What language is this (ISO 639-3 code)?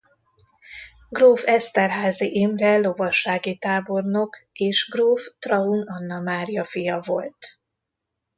hun